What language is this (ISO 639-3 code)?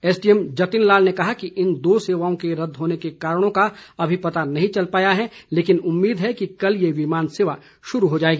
hin